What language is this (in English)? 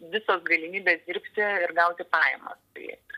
Lithuanian